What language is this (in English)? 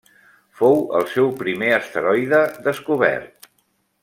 Catalan